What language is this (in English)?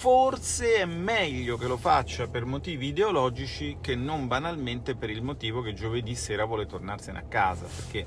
Italian